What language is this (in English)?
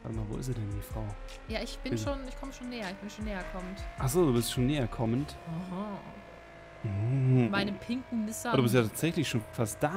German